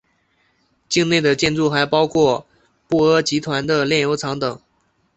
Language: Chinese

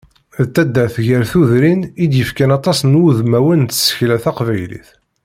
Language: Kabyle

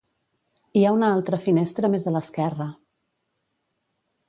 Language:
Catalan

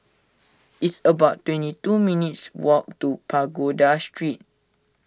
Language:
English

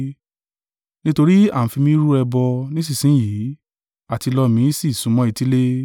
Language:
Yoruba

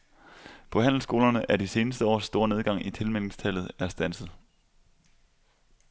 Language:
Danish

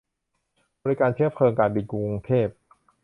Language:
Thai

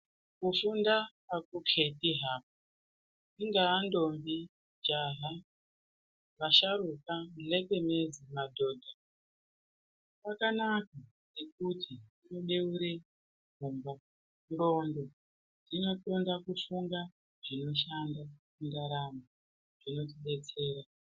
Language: Ndau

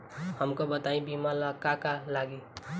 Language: Bhojpuri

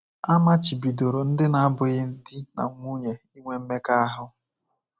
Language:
Igbo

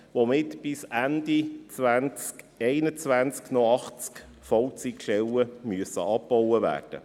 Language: Swiss German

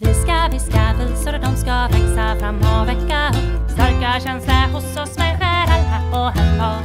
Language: Thai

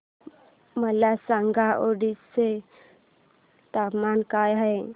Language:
Marathi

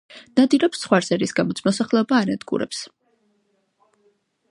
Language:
Georgian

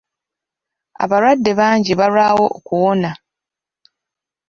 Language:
Ganda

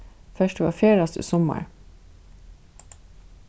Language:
Faroese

